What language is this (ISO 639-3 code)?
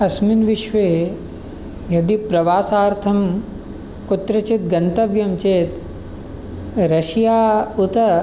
san